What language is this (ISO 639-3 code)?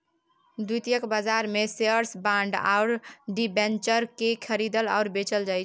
mai